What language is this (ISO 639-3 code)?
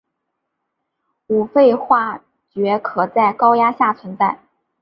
zho